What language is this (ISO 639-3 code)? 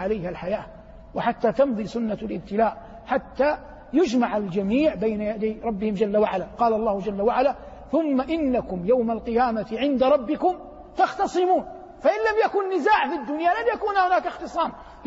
ara